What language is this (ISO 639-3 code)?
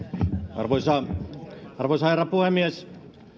fin